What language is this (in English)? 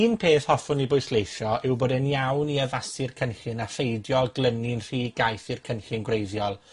Welsh